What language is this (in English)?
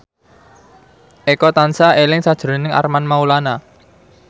Javanese